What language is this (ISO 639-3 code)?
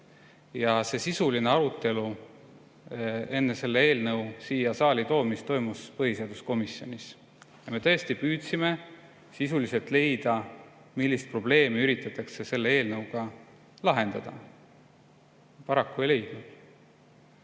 est